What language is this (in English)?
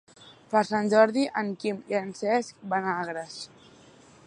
Catalan